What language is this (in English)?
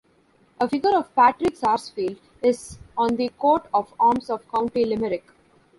English